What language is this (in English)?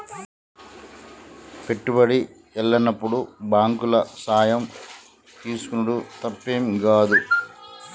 Telugu